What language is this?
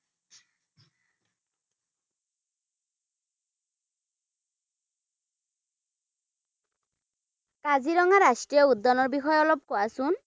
Assamese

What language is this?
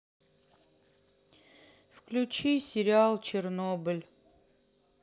Russian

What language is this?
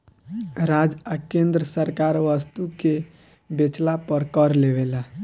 Bhojpuri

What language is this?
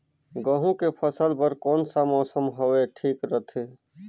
Chhattisgarhi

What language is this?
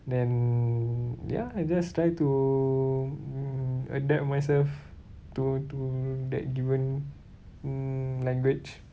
English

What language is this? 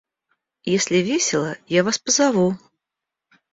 Russian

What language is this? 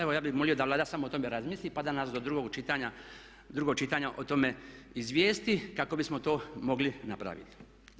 Croatian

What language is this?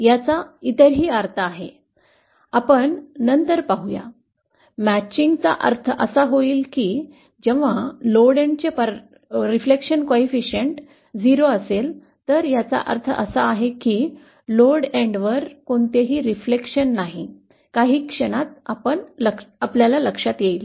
Marathi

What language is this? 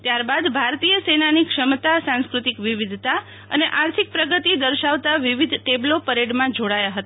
Gujarati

